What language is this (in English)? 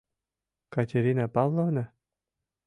Mari